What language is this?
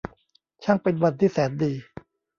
Thai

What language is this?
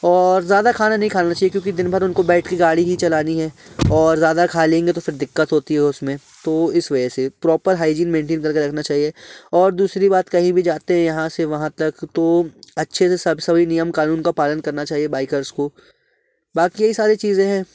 Hindi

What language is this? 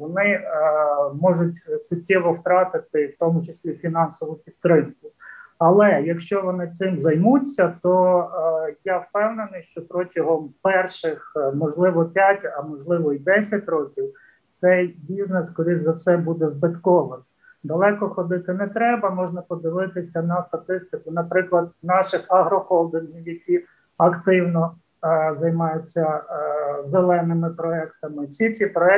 Ukrainian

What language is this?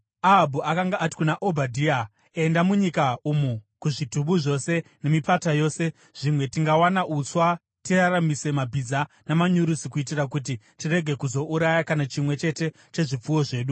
Shona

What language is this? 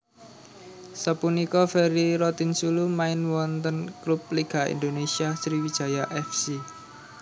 Javanese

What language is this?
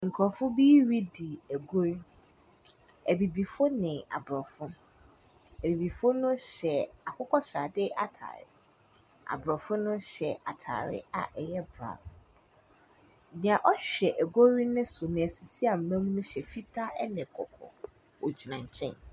Akan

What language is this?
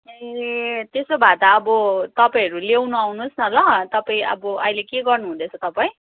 Nepali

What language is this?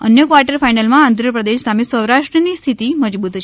Gujarati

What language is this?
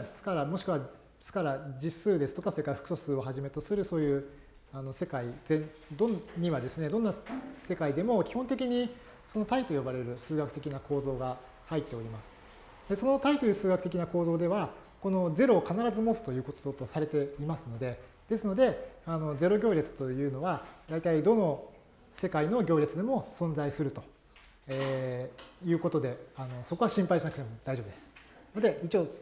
Japanese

